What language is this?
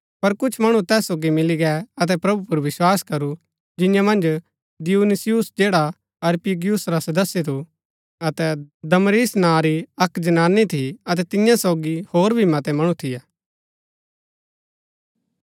Gaddi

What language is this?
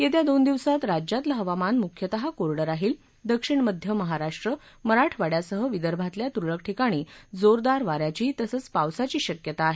Marathi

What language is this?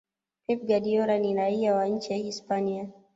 Swahili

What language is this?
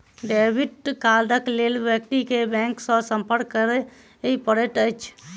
Maithili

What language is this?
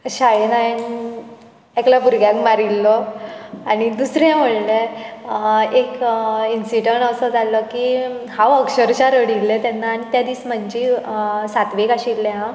Konkani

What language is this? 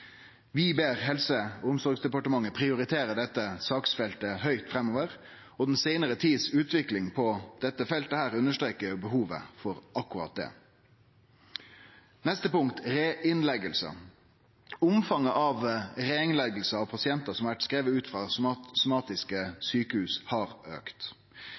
Norwegian Nynorsk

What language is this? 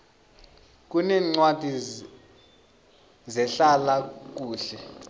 South Ndebele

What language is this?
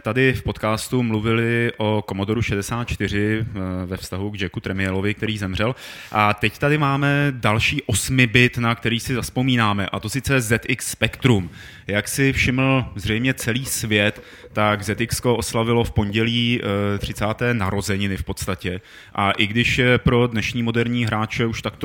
Czech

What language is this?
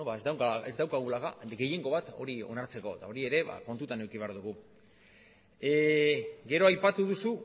Basque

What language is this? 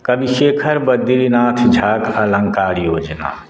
Maithili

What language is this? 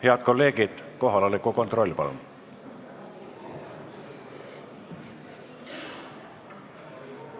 Estonian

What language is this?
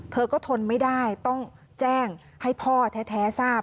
Thai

